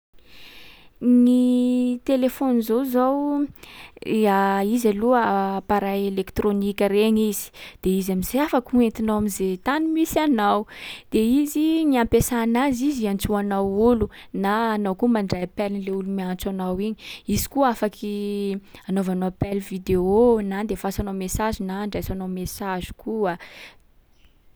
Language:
Sakalava Malagasy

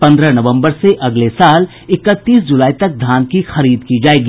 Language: Hindi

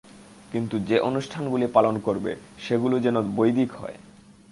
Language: Bangla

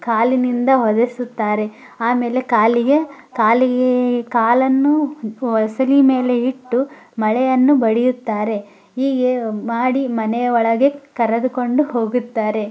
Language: Kannada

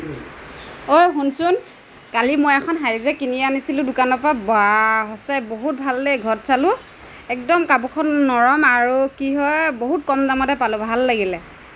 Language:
Assamese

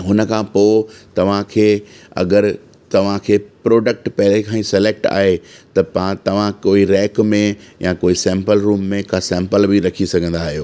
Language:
Sindhi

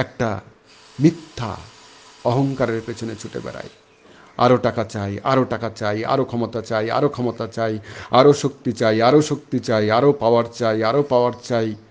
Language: Bangla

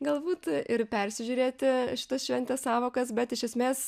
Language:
Lithuanian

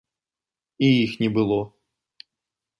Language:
Belarusian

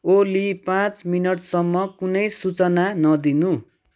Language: Nepali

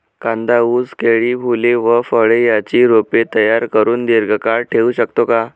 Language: Marathi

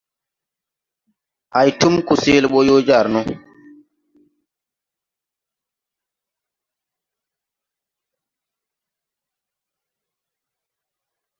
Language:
Tupuri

